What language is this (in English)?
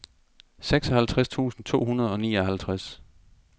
Danish